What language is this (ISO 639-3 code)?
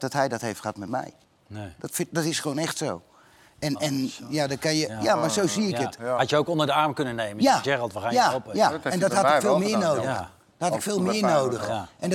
nld